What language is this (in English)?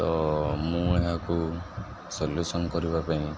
Odia